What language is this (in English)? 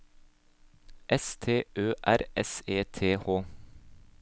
Norwegian